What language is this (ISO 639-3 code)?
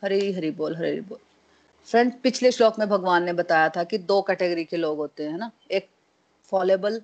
hin